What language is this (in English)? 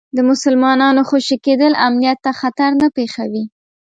Pashto